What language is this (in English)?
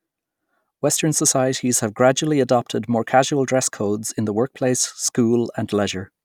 English